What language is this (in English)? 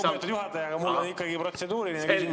Estonian